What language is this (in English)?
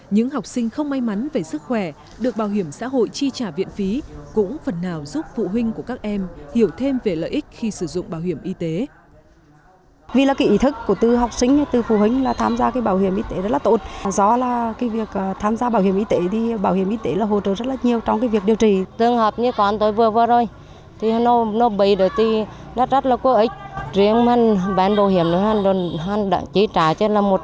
Vietnamese